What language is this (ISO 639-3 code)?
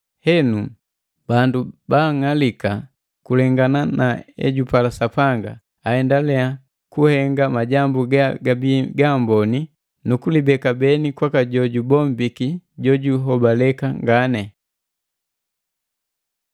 mgv